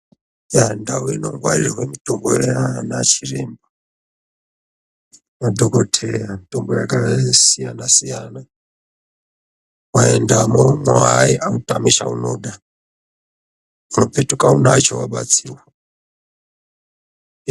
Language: Ndau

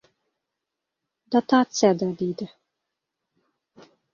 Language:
Uzbek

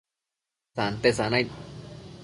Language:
Matsés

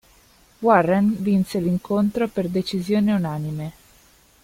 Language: Italian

